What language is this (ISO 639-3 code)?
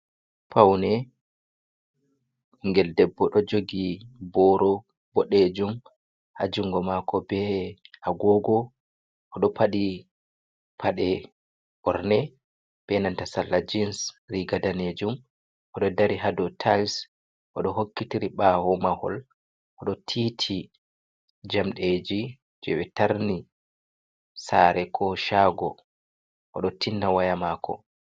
ful